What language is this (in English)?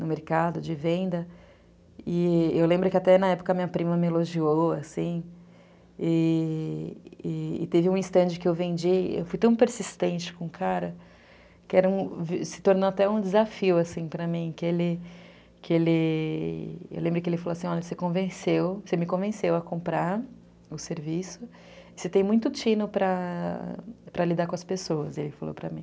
Portuguese